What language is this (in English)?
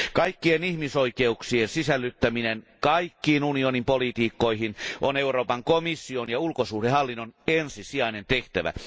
Finnish